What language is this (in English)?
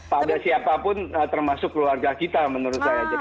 Indonesian